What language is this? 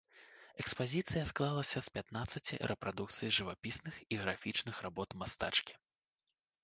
Belarusian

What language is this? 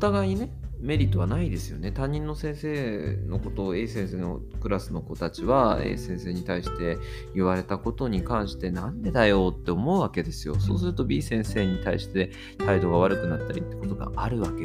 Japanese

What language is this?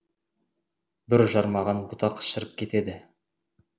Kazakh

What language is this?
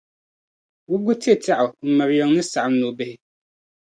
Dagbani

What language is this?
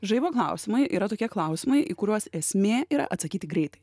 Lithuanian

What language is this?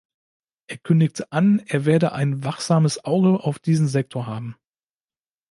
German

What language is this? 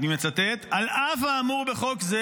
Hebrew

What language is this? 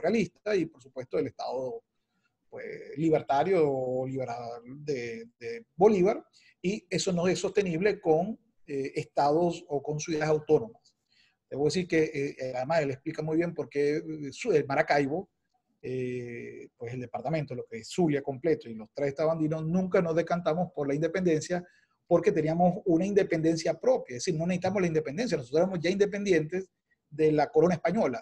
Spanish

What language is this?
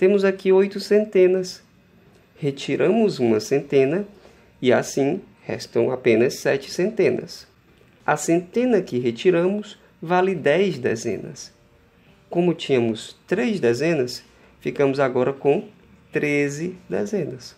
Portuguese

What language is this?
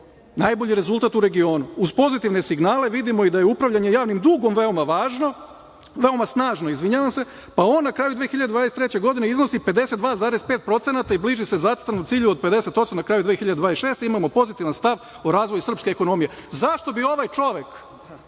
Serbian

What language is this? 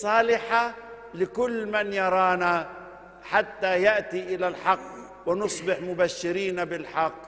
Arabic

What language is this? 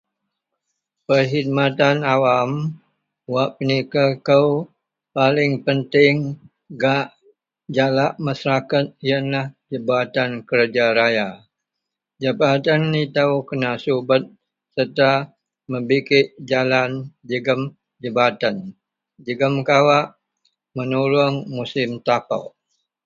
Central Melanau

